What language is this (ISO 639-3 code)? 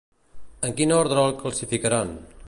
cat